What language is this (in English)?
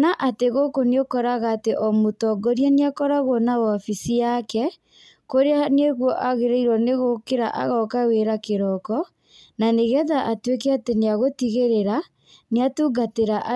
Kikuyu